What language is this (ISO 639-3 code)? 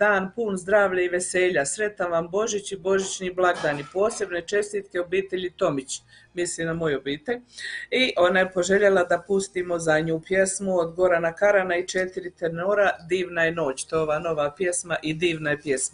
hrv